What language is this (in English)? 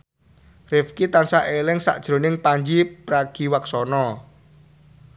Javanese